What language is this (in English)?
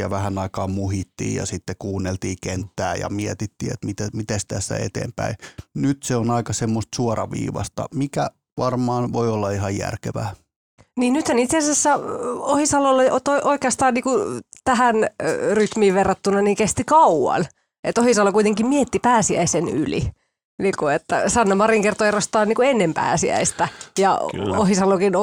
Finnish